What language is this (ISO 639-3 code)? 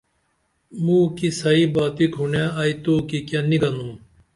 dml